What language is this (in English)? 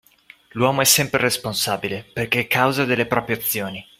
Italian